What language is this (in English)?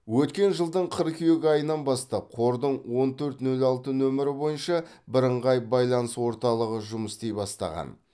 Kazakh